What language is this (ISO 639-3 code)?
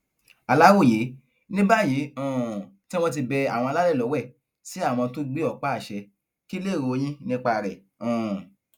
yor